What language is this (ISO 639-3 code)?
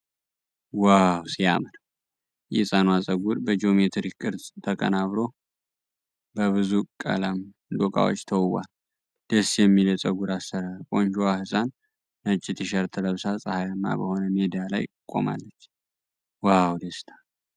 amh